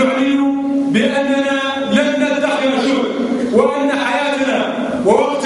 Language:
Arabic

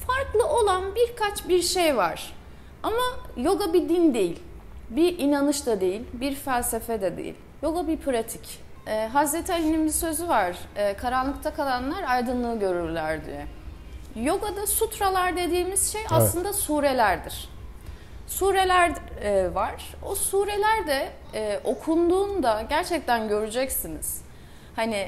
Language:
Turkish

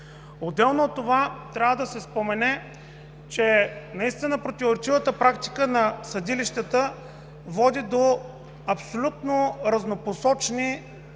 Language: Bulgarian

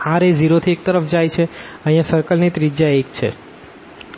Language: Gujarati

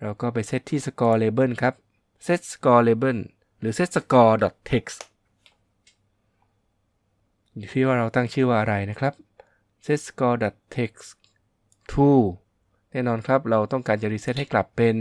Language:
Thai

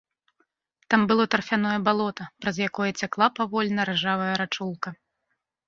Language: Belarusian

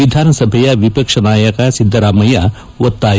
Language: Kannada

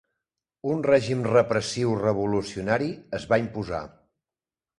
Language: Catalan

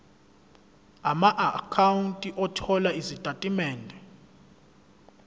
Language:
Zulu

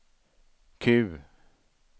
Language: Swedish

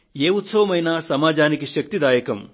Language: Telugu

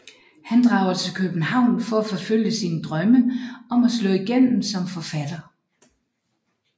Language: Danish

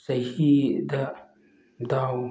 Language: Manipuri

